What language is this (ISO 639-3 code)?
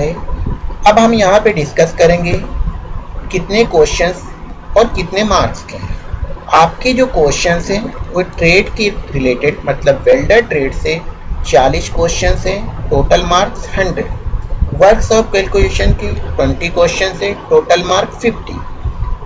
hin